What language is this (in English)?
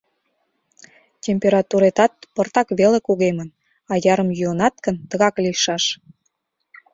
Mari